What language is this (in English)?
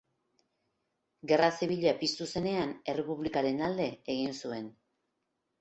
Basque